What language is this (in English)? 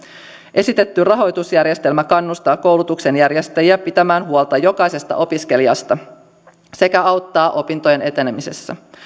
Finnish